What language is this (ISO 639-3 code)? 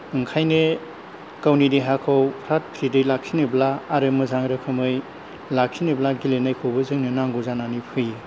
brx